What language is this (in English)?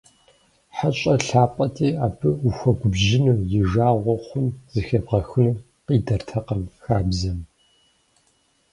Kabardian